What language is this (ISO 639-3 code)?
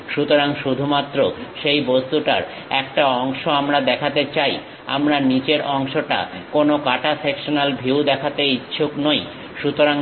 ben